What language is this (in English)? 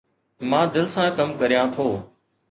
Sindhi